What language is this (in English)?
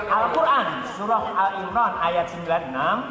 Indonesian